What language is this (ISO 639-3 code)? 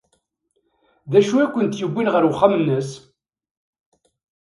kab